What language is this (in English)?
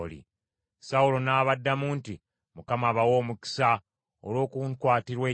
Ganda